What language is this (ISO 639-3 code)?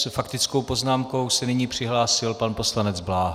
ces